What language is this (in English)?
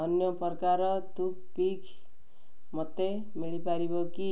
Odia